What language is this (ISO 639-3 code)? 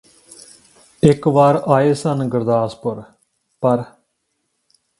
pan